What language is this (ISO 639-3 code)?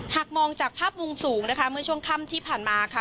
tha